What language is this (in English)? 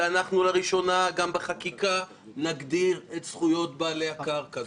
Hebrew